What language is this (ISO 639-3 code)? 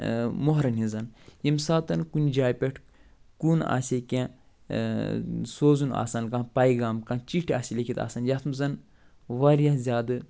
kas